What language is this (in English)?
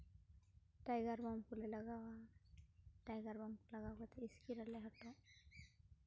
Santali